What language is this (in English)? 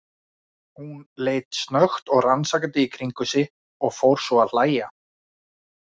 Icelandic